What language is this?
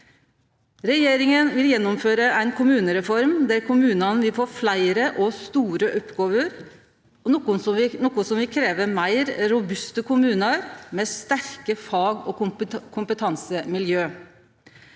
Norwegian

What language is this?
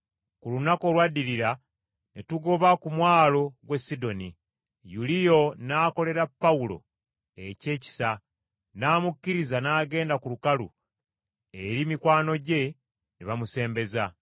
Ganda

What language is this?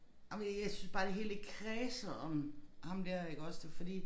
Danish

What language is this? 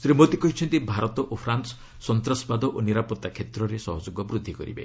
Odia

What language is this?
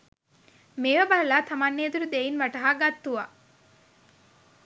Sinhala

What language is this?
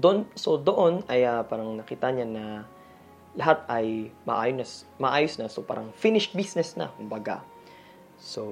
Filipino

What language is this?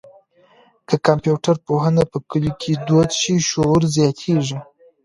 Pashto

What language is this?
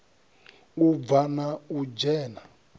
Venda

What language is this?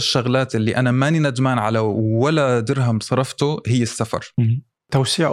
Arabic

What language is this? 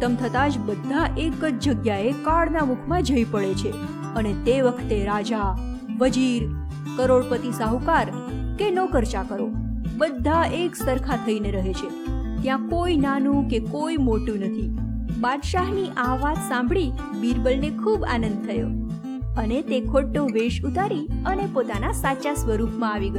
Gujarati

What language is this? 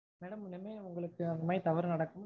Tamil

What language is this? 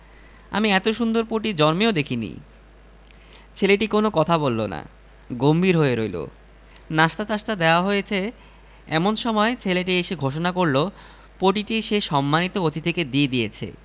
Bangla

